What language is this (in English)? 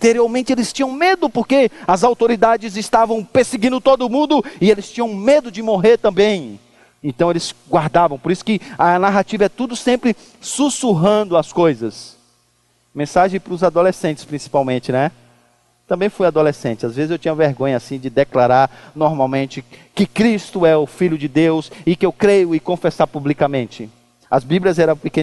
Portuguese